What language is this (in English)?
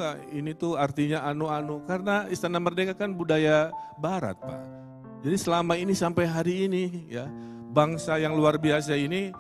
Indonesian